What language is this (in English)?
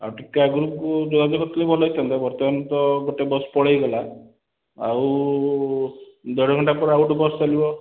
Odia